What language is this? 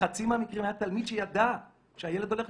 Hebrew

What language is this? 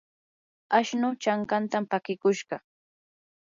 Yanahuanca Pasco Quechua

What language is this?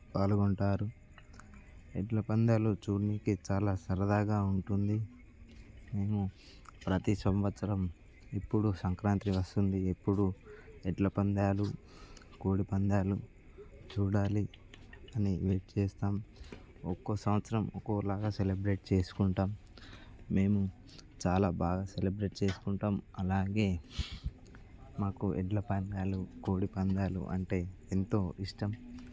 Telugu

